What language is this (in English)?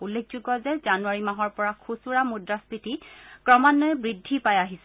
Assamese